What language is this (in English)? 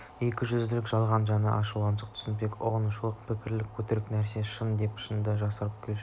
Kazakh